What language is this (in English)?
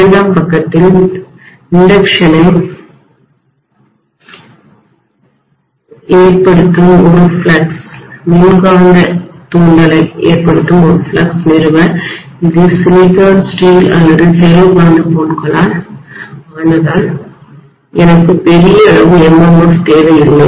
Tamil